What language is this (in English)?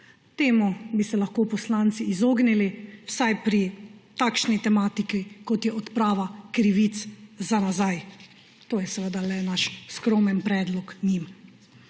Slovenian